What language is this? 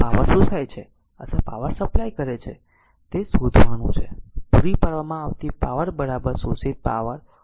Gujarati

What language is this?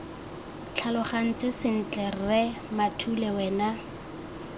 Tswana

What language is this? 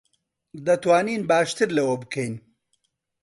Central Kurdish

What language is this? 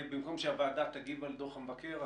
Hebrew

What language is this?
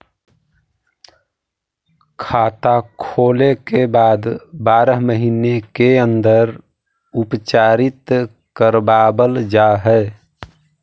Magahi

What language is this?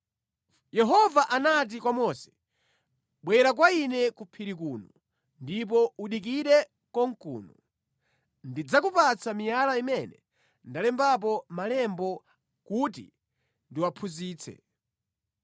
Nyanja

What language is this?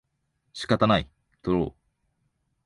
Japanese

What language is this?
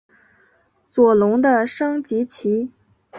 Chinese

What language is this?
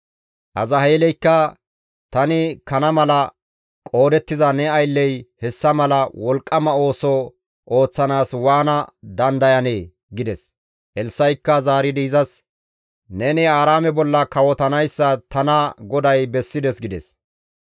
Gamo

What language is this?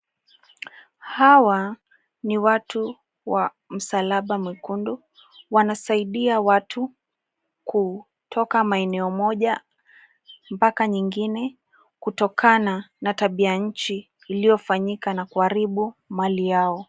Swahili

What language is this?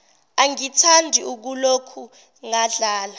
Zulu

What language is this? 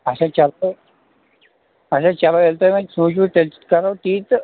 Kashmiri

